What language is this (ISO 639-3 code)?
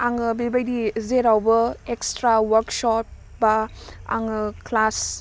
brx